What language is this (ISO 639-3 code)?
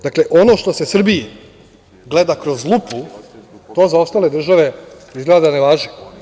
srp